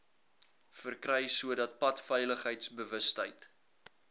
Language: Afrikaans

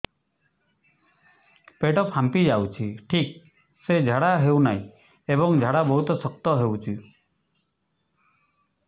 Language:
Odia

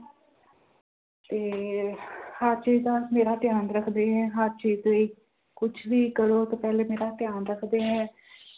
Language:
Punjabi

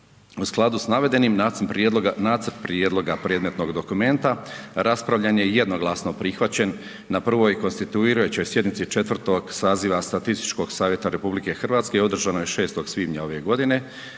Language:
Croatian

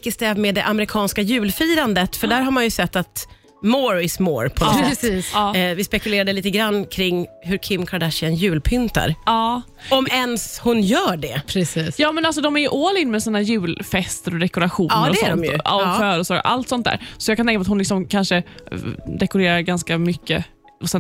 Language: Swedish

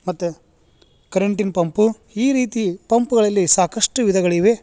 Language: Kannada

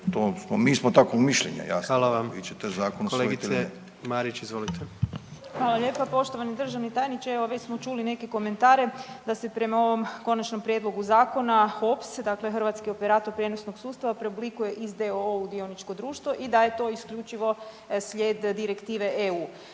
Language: Croatian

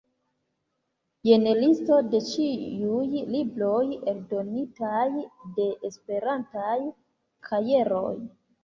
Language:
Esperanto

